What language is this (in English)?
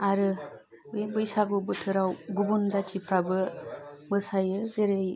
Bodo